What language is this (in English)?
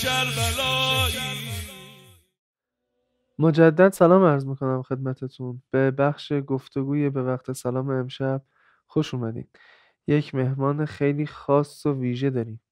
Persian